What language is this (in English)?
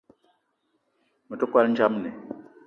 Eton (Cameroon)